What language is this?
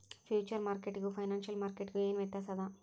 Kannada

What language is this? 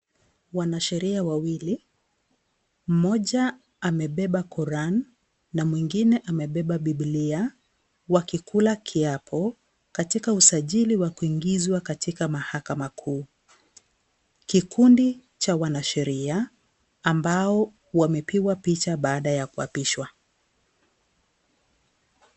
Swahili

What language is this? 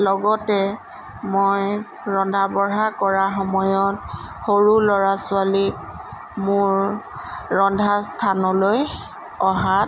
Assamese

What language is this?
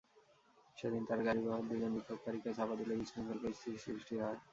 Bangla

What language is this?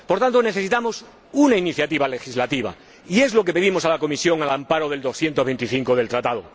Spanish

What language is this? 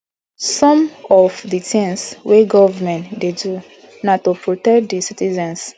Nigerian Pidgin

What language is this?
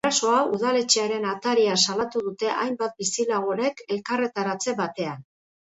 Basque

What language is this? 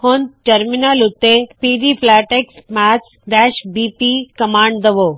Punjabi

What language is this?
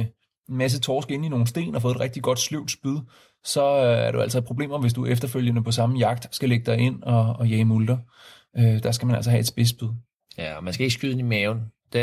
Danish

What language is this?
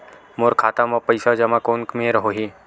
Chhattisgarhi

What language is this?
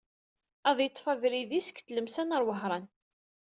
Kabyle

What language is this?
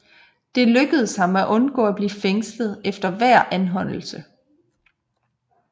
Danish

